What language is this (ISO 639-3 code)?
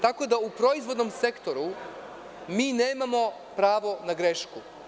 srp